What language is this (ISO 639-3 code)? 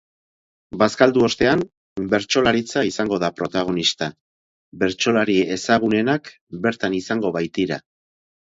eus